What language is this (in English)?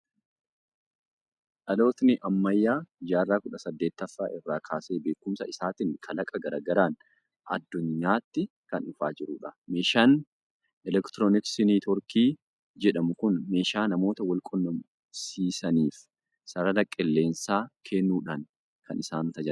Oromo